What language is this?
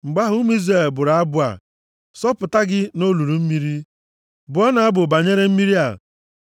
Igbo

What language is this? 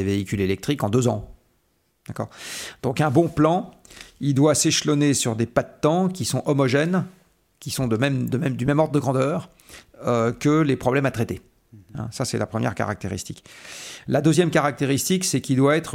French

